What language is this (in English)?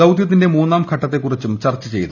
Malayalam